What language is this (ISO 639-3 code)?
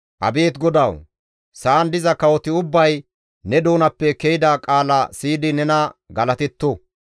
gmv